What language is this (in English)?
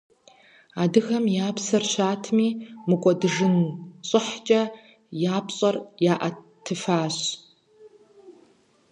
Kabardian